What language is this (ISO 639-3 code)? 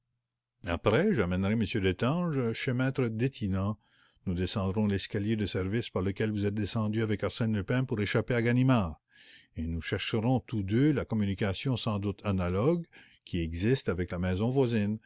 fra